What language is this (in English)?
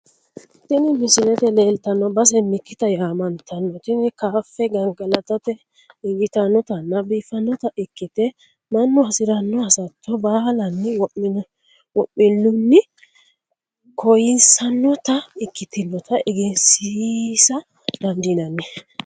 Sidamo